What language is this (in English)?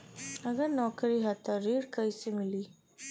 Bhojpuri